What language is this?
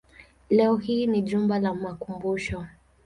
Swahili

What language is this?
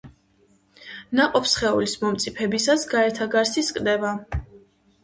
Georgian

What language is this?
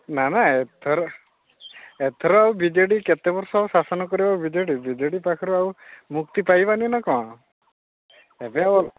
Odia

